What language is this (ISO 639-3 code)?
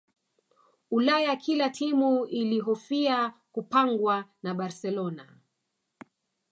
swa